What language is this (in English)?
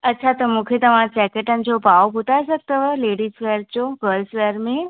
Sindhi